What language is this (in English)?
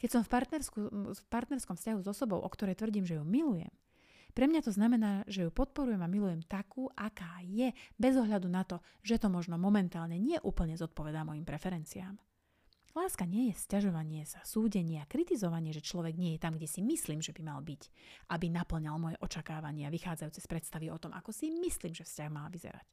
Slovak